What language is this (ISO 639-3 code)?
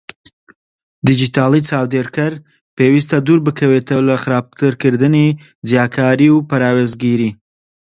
ckb